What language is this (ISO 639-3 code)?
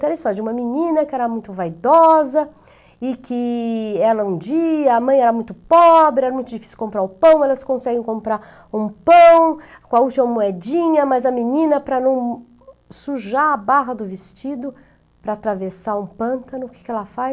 por